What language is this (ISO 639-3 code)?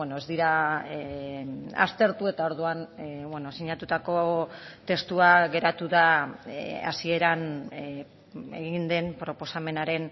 eus